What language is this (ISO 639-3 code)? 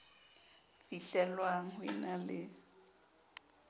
sot